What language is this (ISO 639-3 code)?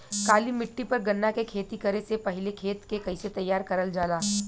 bho